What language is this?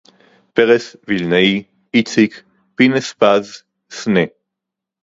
Hebrew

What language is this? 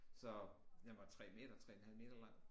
Danish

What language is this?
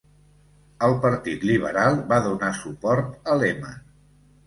Catalan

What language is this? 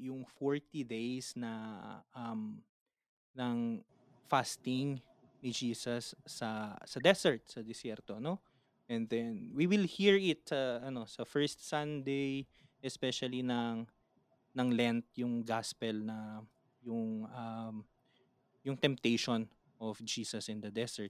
Filipino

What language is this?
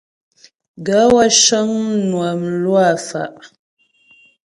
Ghomala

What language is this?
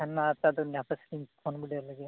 Santali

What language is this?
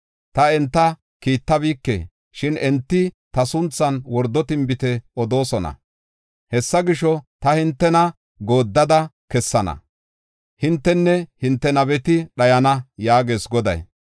Gofa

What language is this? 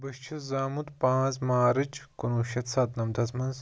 Kashmiri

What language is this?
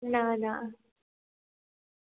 Gujarati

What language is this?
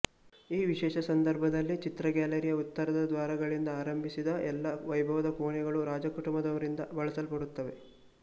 Kannada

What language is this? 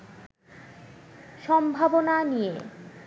Bangla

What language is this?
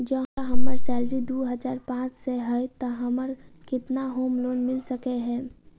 Maithili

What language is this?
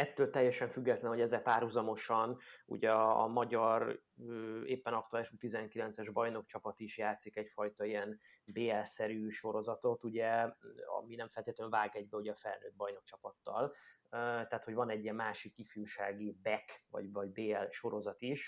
Hungarian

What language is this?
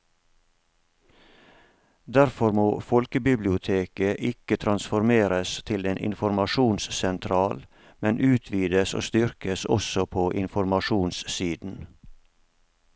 Norwegian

